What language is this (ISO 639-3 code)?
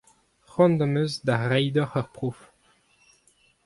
bre